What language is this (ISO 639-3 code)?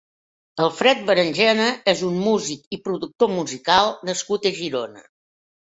cat